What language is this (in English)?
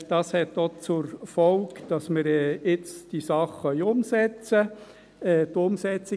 Swiss German